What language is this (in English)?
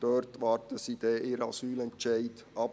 Swiss German